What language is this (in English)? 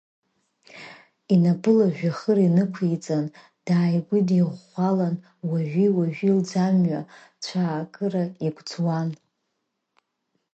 Abkhazian